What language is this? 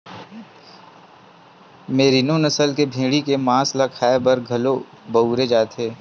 Chhattisgarhi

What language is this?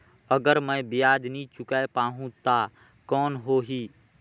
Chhattisgarhi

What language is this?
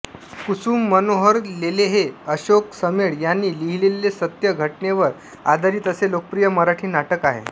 Marathi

